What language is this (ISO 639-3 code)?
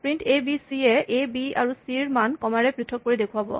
asm